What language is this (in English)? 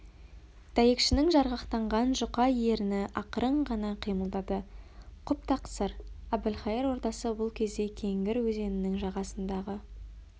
Kazakh